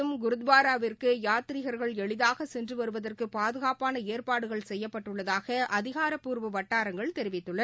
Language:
Tamil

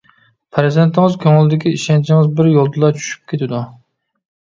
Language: Uyghur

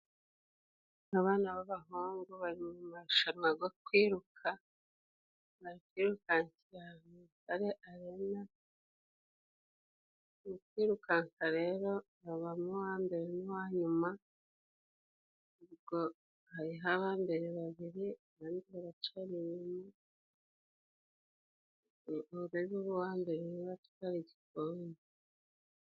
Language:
Kinyarwanda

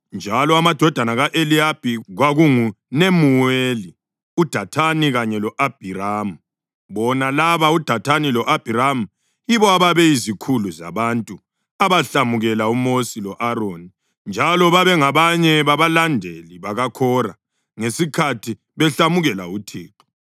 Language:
North Ndebele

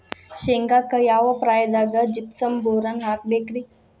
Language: Kannada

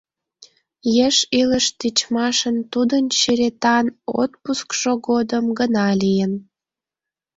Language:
Mari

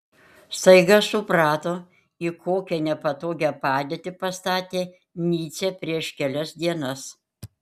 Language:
Lithuanian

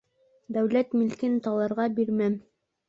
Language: Bashkir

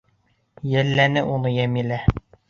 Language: Bashkir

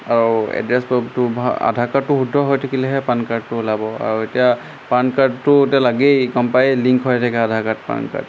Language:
Assamese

